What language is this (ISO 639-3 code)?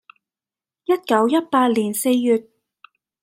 yue